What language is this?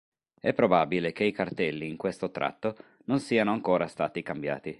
Italian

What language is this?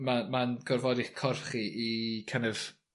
Welsh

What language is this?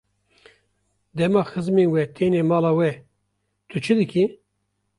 Kurdish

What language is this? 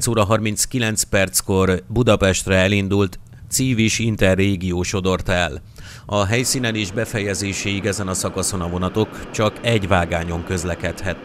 Hungarian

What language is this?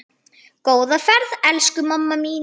Icelandic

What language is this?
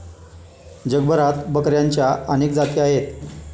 Marathi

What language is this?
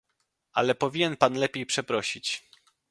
Polish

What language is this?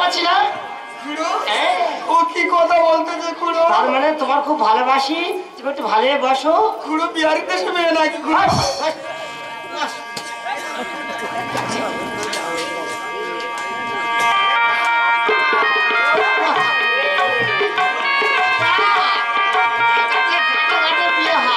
Hindi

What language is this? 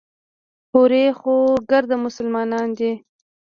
Pashto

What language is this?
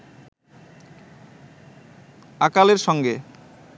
Bangla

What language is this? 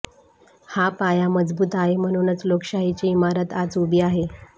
Marathi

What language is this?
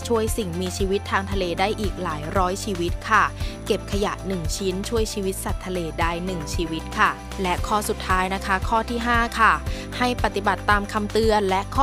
Thai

